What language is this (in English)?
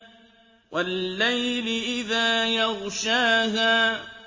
Arabic